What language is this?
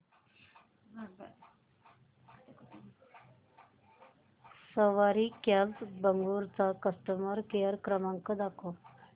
Marathi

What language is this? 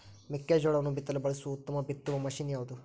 Kannada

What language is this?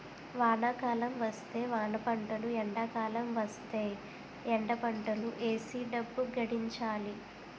Telugu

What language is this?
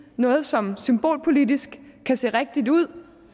Danish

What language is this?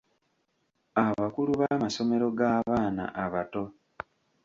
Ganda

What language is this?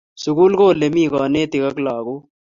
Kalenjin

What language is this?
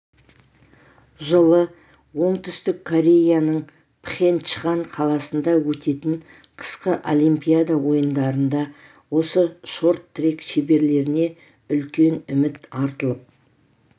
Kazakh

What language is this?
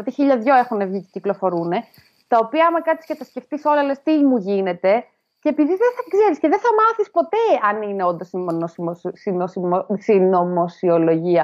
Greek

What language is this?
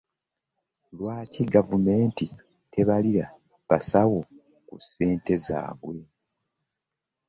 Ganda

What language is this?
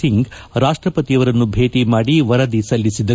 Kannada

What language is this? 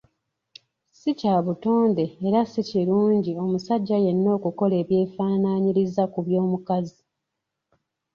Ganda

